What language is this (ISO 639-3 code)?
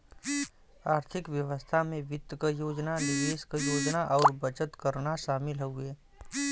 bho